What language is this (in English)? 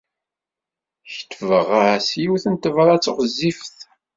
Kabyle